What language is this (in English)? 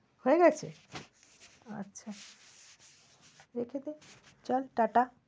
Bangla